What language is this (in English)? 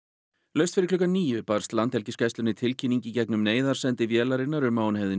Icelandic